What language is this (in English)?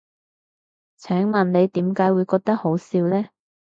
Cantonese